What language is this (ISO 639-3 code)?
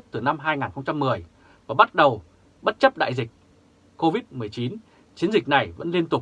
vie